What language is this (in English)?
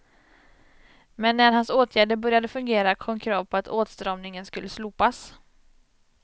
Swedish